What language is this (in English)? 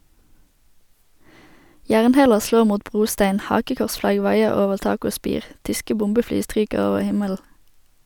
Norwegian